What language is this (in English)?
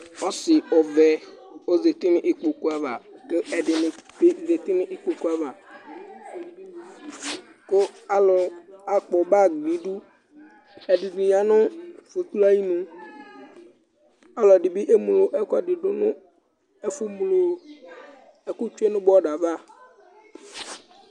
Ikposo